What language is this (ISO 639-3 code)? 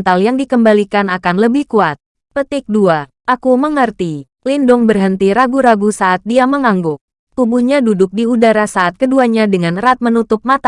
ind